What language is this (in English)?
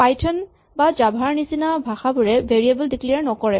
Assamese